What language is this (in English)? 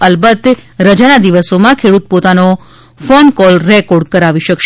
Gujarati